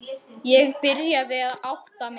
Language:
Icelandic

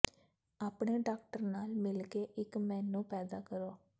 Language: Punjabi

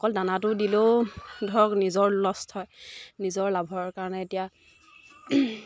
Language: Assamese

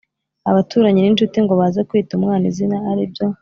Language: Kinyarwanda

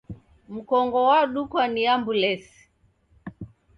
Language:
Taita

